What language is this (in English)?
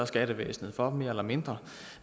Danish